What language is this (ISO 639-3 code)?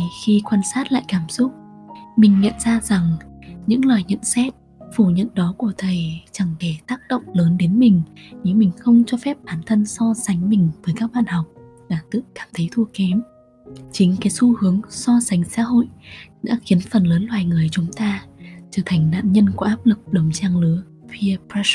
vie